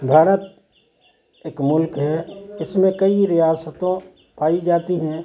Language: Urdu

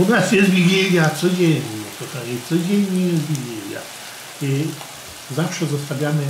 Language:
Polish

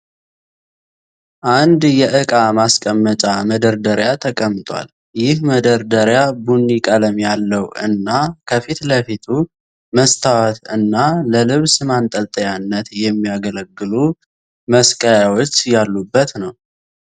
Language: Amharic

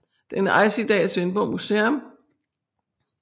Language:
Danish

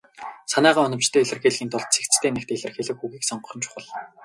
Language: Mongolian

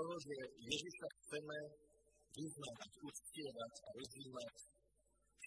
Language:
Slovak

